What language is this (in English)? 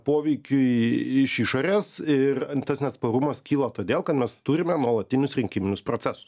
Lithuanian